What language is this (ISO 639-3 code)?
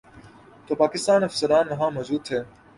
urd